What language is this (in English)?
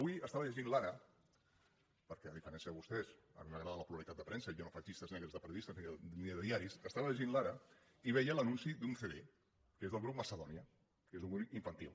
Catalan